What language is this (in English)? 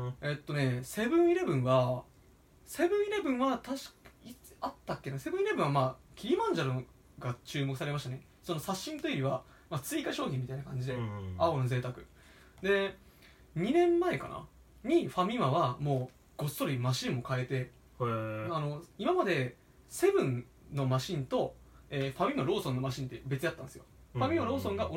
Japanese